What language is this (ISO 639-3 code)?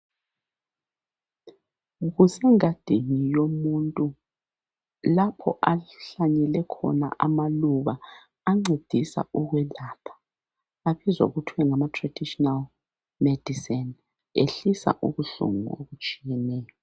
nde